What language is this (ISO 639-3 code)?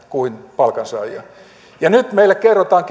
fin